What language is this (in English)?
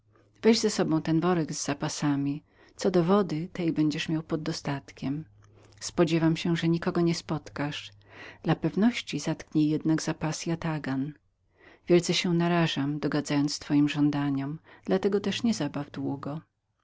Polish